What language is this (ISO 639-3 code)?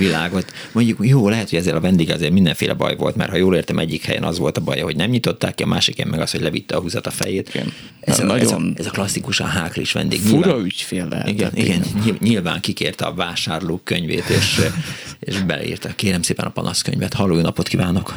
hun